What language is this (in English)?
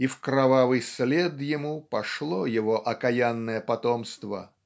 Russian